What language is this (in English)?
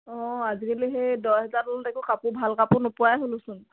Assamese